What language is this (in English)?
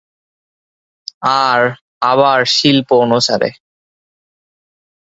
Bangla